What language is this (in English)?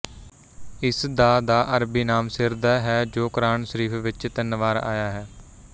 Punjabi